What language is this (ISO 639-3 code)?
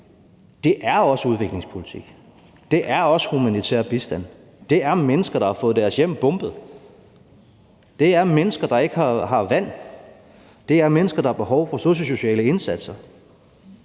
dan